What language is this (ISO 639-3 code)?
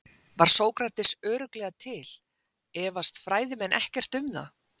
isl